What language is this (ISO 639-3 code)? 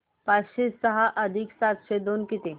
mar